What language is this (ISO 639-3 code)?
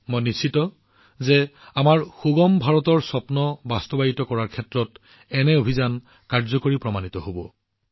asm